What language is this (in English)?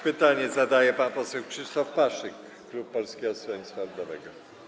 Polish